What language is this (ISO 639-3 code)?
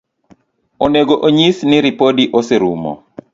luo